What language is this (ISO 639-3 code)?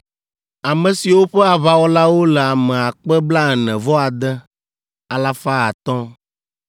ewe